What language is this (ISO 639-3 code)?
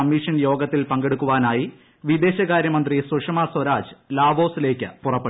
mal